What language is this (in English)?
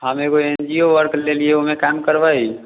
Maithili